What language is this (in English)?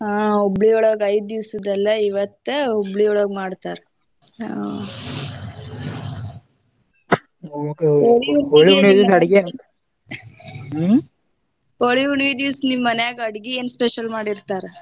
Kannada